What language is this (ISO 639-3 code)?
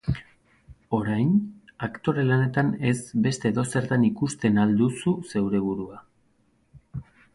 eus